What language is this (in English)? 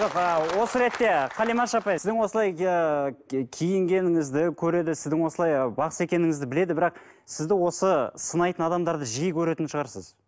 Kazakh